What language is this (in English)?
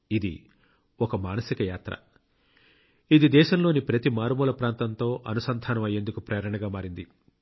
Telugu